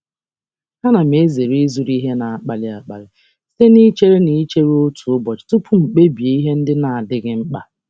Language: Igbo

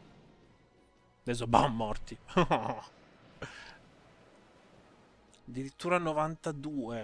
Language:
Italian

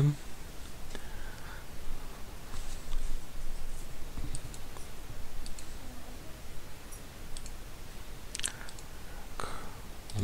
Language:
Russian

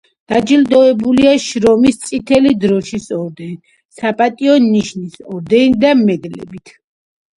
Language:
Georgian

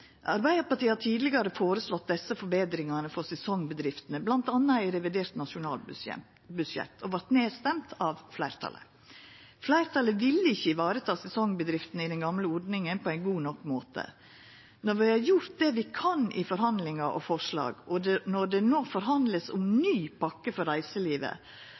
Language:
Norwegian Nynorsk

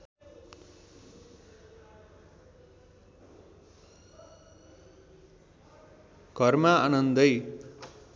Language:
Nepali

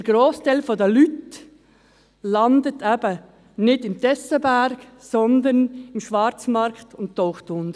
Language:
Swiss German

